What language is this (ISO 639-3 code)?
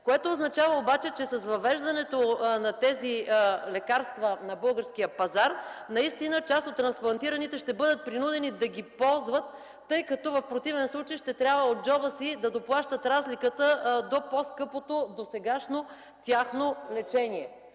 bul